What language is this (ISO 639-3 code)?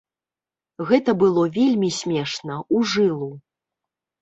bel